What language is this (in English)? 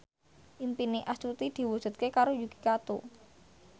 Javanese